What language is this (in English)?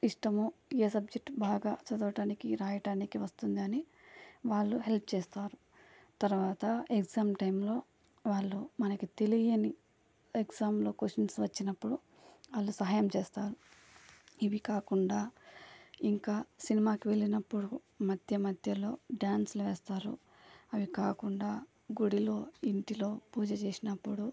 Telugu